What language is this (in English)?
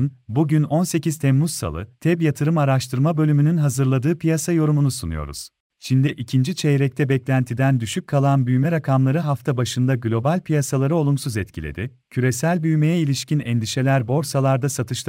Turkish